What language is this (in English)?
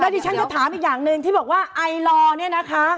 Thai